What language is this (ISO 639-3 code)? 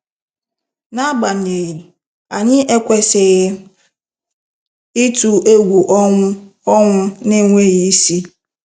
ibo